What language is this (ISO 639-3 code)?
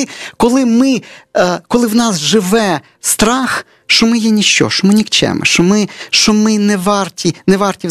ukr